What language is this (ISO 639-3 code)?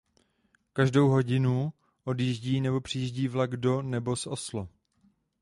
ces